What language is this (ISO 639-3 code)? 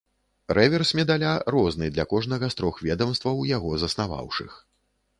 bel